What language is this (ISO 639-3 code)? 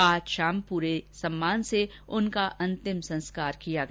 hin